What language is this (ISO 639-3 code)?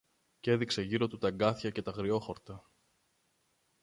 ell